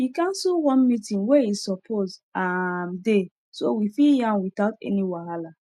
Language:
Nigerian Pidgin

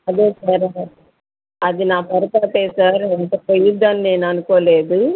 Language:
Telugu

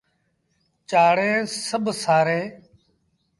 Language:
Sindhi Bhil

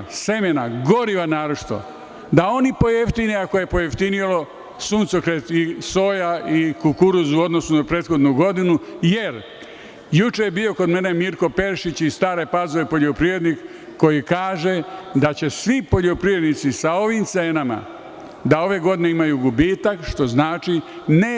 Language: Serbian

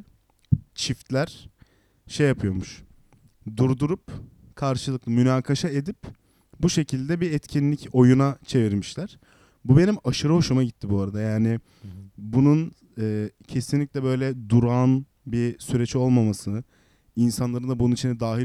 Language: Turkish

